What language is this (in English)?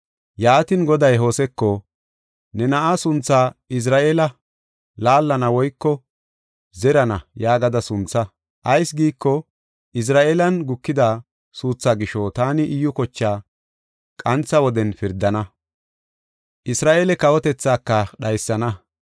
Gofa